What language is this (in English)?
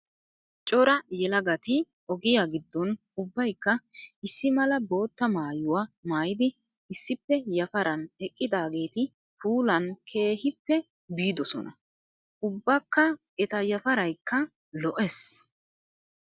Wolaytta